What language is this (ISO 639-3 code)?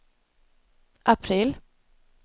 swe